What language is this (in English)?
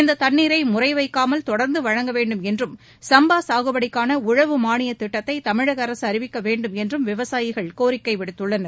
Tamil